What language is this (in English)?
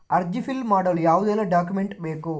Kannada